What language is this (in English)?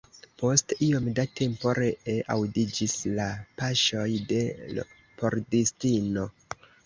Esperanto